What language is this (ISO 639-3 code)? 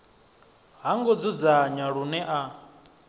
ven